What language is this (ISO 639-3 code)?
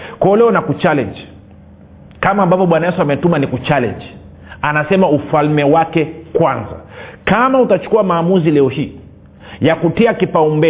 swa